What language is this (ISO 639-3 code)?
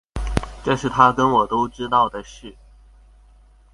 zho